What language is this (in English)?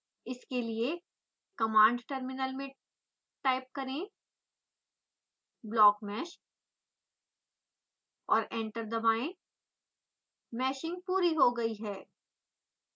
Hindi